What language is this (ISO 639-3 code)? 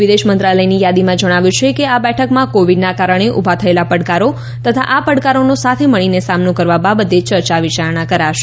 guj